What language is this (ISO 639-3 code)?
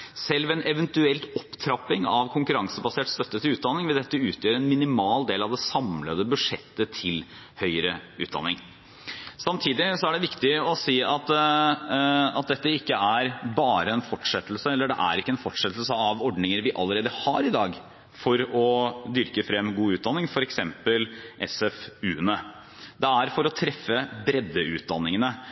nob